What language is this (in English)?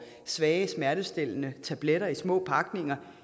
Danish